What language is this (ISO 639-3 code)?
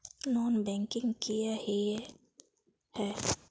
mag